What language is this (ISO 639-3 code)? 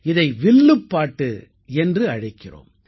tam